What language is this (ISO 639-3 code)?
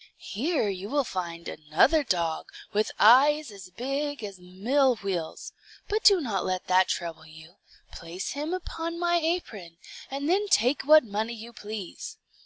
eng